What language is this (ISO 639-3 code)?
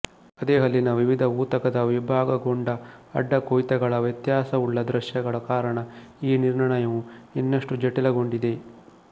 kan